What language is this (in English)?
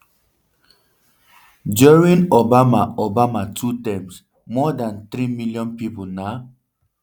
Nigerian Pidgin